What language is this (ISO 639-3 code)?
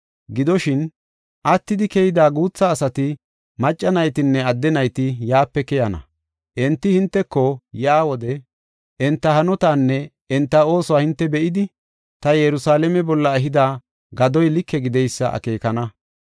gof